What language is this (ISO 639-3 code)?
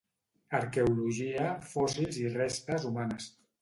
cat